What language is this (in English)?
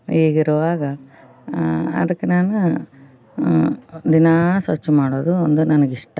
Kannada